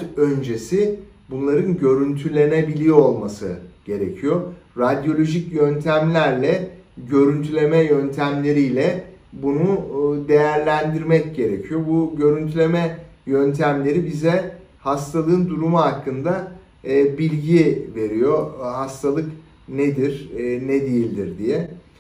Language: Turkish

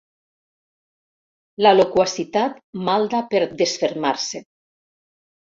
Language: Catalan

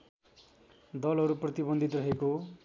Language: Nepali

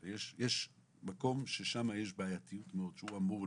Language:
Hebrew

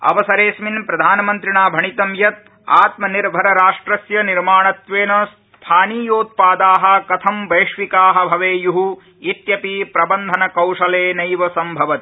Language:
Sanskrit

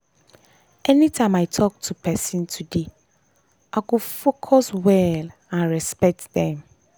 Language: Nigerian Pidgin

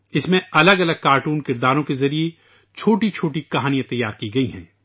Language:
Urdu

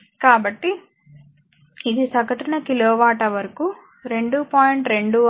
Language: Telugu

